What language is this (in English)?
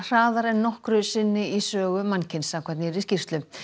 Icelandic